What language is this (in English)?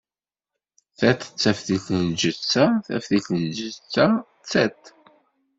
Kabyle